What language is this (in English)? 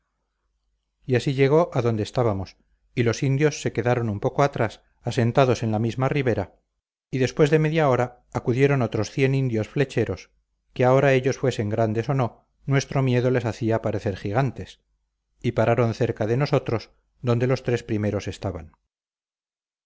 Spanish